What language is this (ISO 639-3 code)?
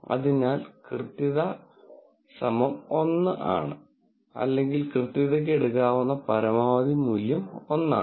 mal